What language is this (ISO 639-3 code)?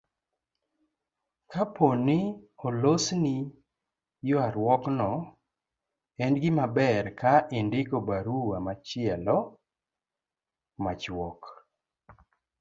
luo